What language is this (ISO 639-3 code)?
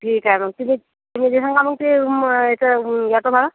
mar